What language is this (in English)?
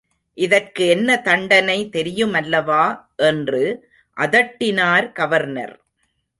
Tamil